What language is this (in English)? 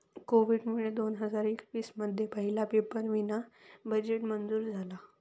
Marathi